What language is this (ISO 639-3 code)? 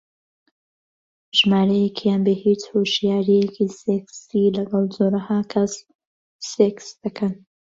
ckb